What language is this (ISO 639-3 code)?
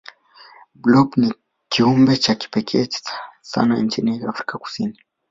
swa